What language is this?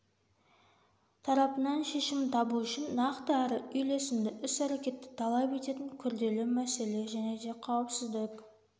Kazakh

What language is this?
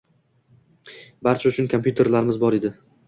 Uzbek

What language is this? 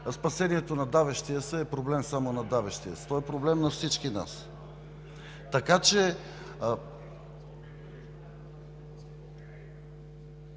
Bulgarian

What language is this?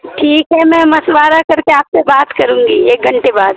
Urdu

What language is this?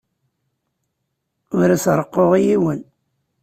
Kabyle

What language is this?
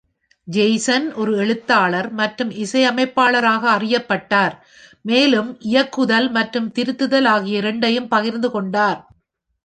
Tamil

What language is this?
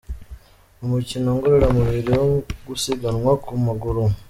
Kinyarwanda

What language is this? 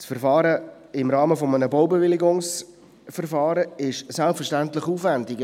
Swiss German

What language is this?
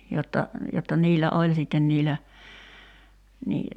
Finnish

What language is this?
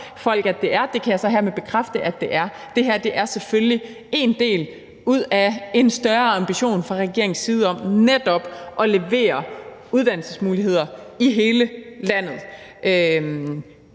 Danish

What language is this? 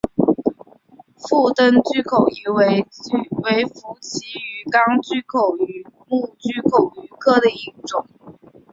Chinese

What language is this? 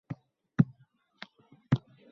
Uzbek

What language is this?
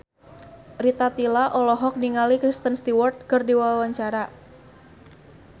Sundanese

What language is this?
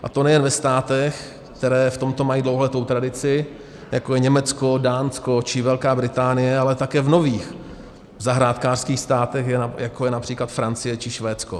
Czech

